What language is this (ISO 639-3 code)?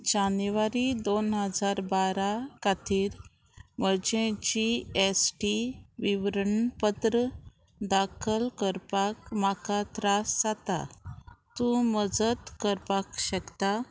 kok